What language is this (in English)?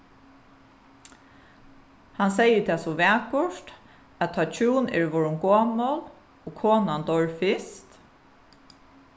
Faroese